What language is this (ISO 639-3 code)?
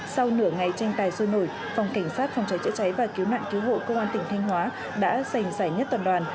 vie